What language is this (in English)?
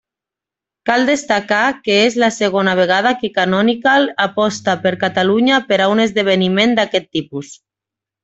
Catalan